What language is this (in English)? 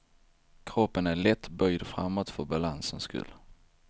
Swedish